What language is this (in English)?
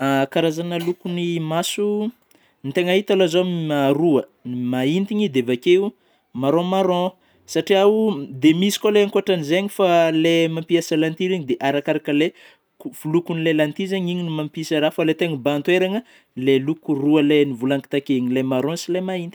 Northern Betsimisaraka Malagasy